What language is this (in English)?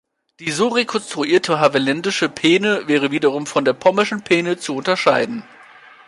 German